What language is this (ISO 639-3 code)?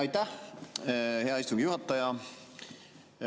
est